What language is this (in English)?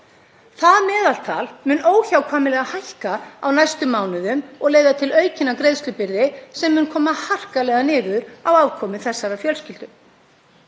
Icelandic